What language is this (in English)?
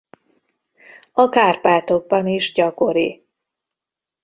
Hungarian